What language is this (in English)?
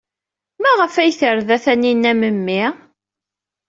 Kabyle